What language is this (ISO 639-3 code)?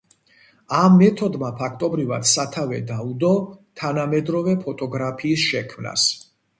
kat